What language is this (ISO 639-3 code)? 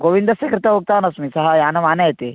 san